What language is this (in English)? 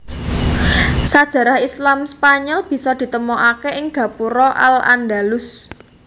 Javanese